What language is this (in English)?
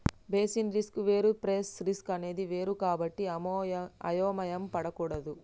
Telugu